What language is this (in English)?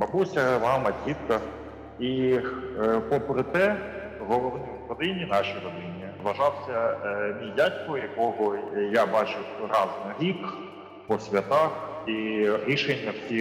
Ukrainian